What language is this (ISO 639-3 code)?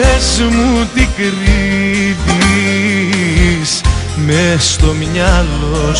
ell